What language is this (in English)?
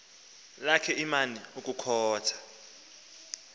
Xhosa